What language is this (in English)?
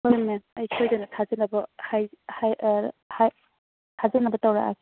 Manipuri